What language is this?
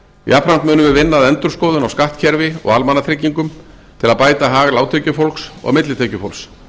Icelandic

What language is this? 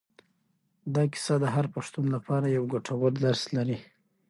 Pashto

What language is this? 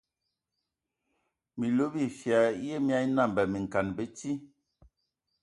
Ewondo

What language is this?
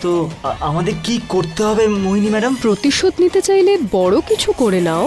Arabic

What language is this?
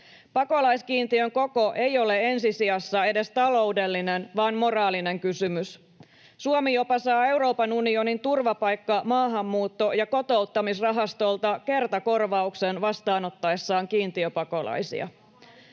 Finnish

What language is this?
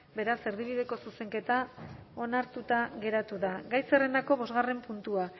Basque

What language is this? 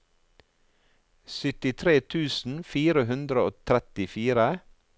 Norwegian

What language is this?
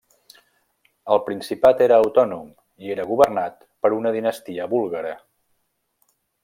Catalan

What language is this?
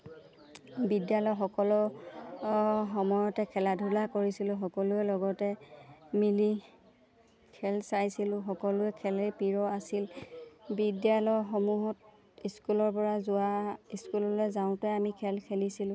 Assamese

